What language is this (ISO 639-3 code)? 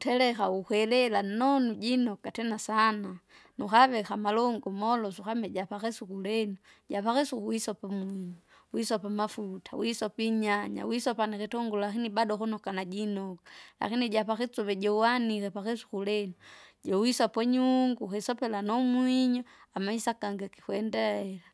zga